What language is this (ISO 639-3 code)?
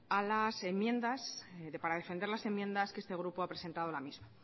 spa